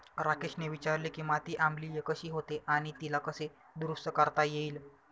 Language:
Marathi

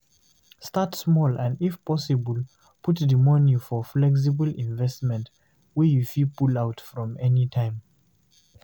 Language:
Nigerian Pidgin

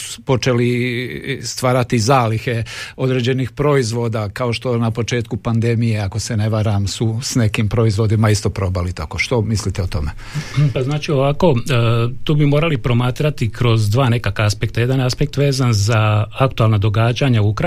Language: Croatian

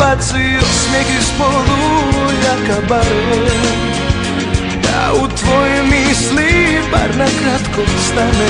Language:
Romanian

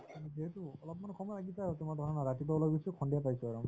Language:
Assamese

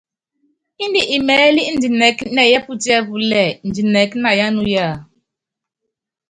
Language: Yangben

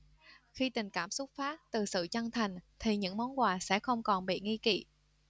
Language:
Vietnamese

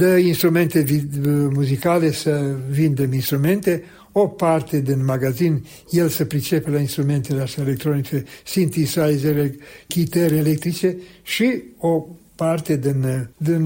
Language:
Romanian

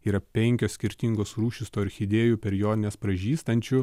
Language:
Lithuanian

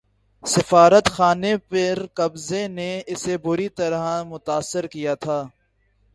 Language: Urdu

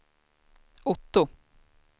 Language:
Swedish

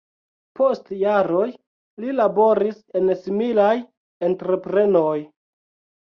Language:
Esperanto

